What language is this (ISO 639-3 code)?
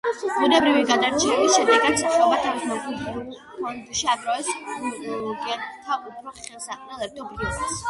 kat